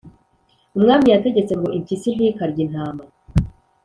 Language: Kinyarwanda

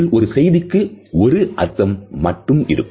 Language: Tamil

